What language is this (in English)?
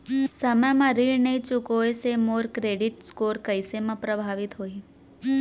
Chhattisgarhi